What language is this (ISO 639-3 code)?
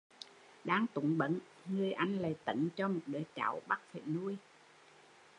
vie